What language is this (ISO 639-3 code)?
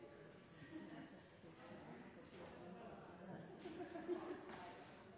nno